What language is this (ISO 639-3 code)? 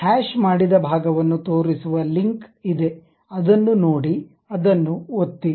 kan